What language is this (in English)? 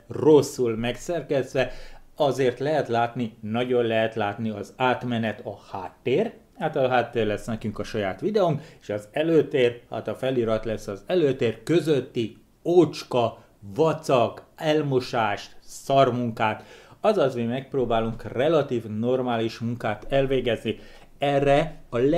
Hungarian